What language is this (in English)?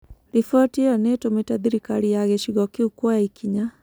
Kikuyu